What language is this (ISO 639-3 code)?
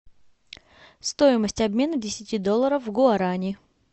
rus